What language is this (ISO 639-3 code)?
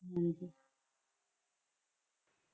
pan